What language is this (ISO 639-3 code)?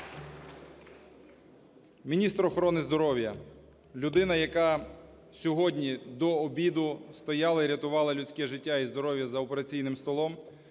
ukr